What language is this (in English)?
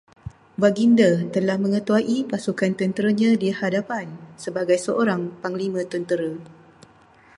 Malay